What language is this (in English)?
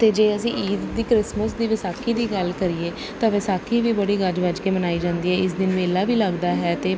Punjabi